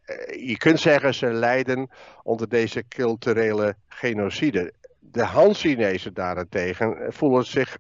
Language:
Dutch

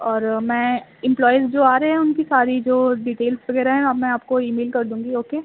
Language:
Urdu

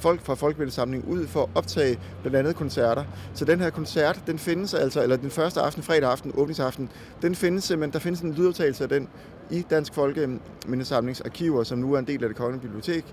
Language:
Danish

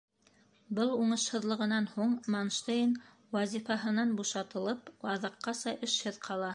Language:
Bashkir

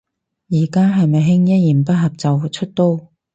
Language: Cantonese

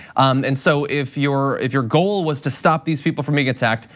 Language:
English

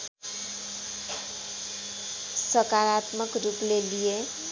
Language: Nepali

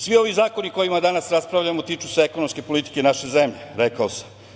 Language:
Serbian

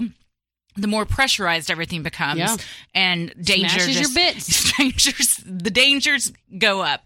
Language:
English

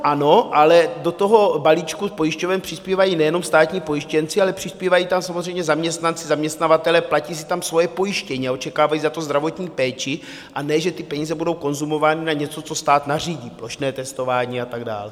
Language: Czech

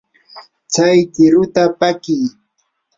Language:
Yanahuanca Pasco Quechua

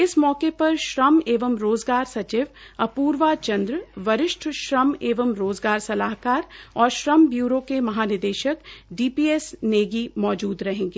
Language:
Hindi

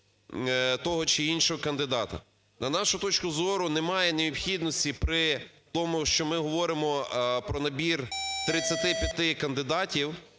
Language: Ukrainian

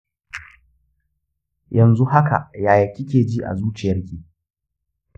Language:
Hausa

